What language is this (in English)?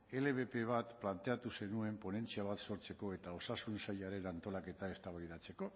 Basque